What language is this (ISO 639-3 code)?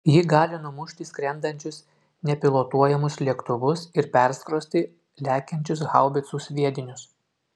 lit